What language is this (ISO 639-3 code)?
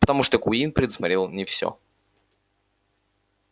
rus